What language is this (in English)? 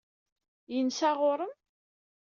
Kabyle